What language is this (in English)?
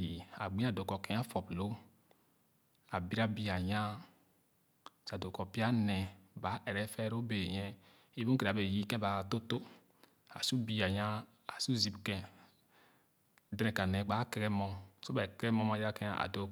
Khana